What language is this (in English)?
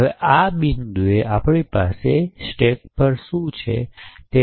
Gujarati